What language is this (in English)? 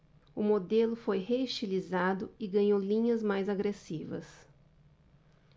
Portuguese